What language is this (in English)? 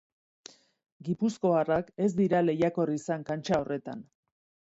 Basque